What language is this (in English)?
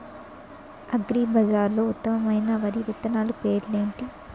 Telugu